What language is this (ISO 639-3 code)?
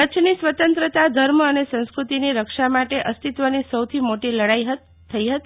guj